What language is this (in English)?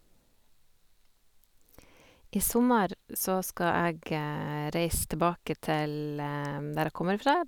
Norwegian